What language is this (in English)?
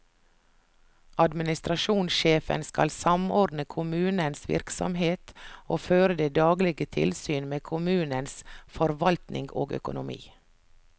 Norwegian